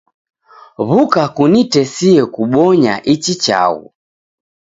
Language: Taita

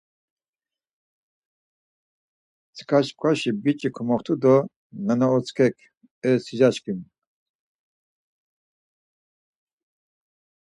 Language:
Laz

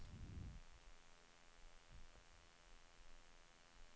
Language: Swedish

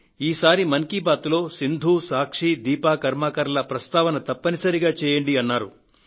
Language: Telugu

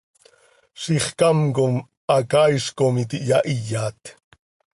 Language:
Seri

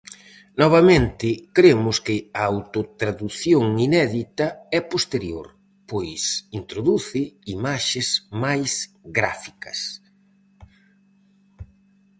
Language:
Galician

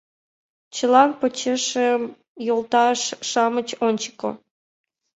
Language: Mari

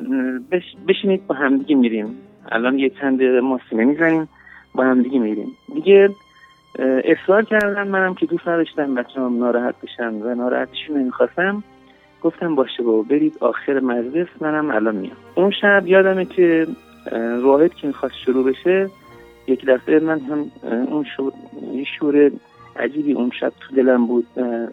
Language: Persian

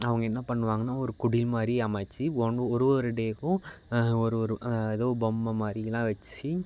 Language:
Tamil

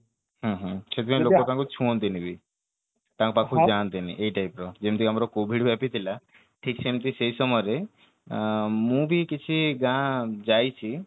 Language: Odia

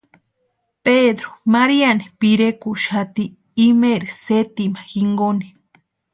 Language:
Western Highland Purepecha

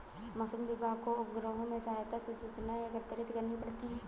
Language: Hindi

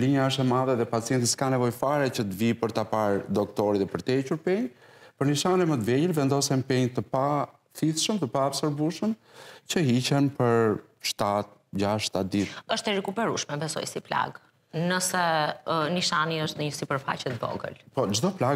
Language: Romanian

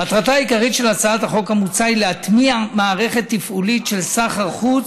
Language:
Hebrew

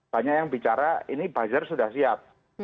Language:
Indonesian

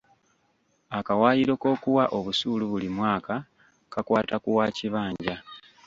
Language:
Ganda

